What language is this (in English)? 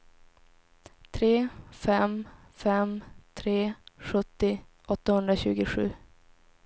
Swedish